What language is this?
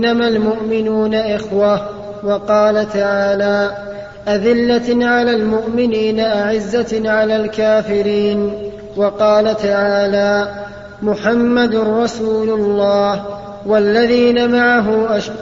Arabic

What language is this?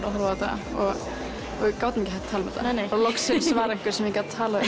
Icelandic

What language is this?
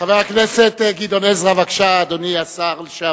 Hebrew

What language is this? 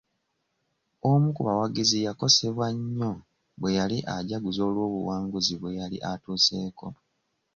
Ganda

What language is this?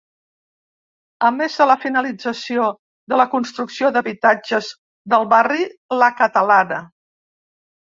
Catalan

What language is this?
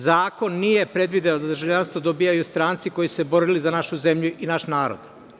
Serbian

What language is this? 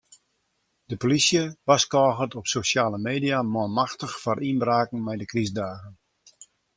Western Frisian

